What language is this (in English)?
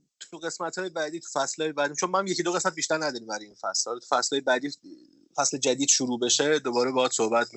Persian